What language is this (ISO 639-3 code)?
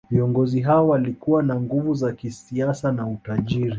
swa